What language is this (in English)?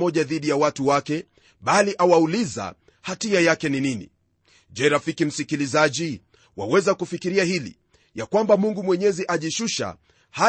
Swahili